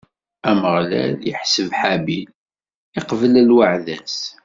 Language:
Kabyle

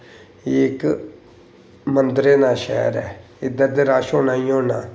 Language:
Dogri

